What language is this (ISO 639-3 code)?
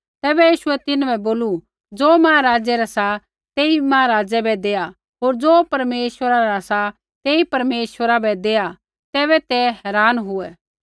kfx